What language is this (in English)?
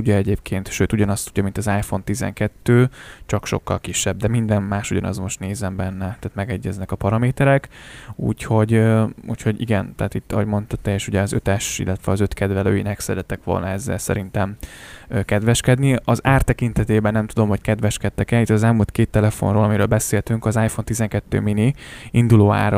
Hungarian